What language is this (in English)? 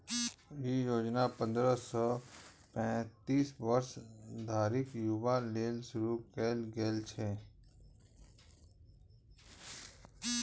Maithili